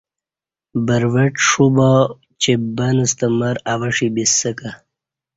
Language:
Kati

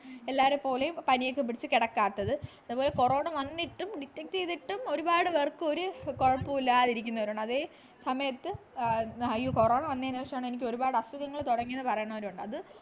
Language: Malayalam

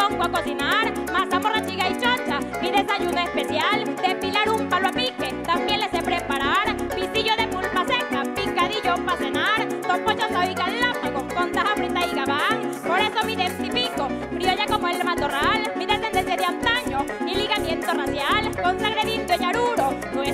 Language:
Spanish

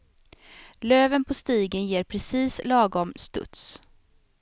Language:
Swedish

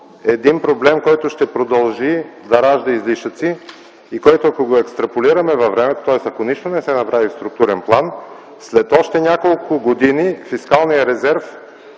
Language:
Bulgarian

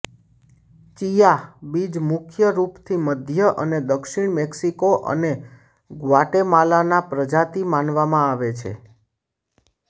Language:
Gujarati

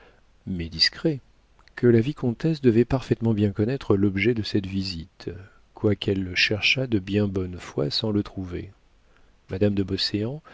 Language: French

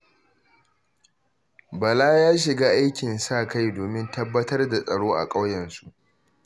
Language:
Hausa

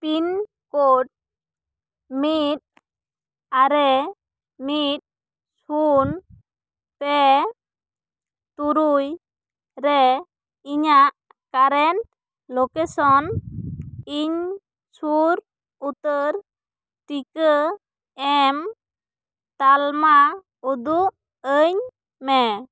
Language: Santali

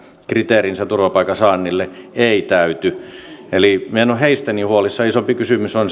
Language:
Finnish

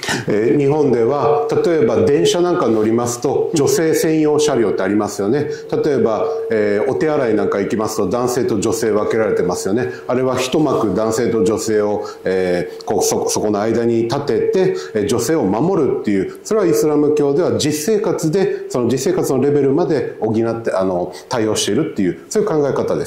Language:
Japanese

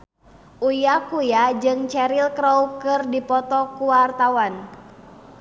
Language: Sundanese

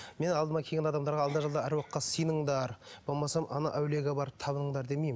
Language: Kazakh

